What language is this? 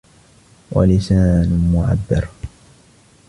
Arabic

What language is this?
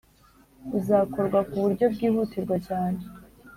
Kinyarwanda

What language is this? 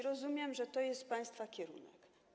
Polish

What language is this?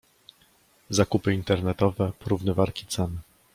Polish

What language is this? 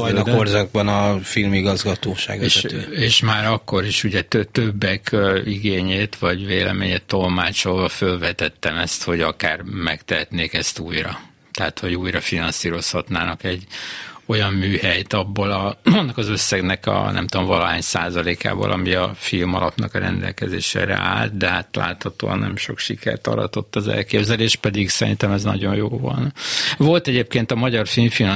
Hungarian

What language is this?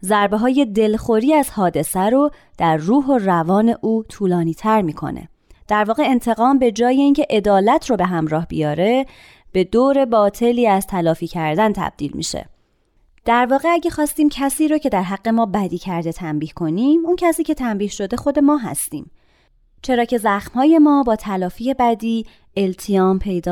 Persian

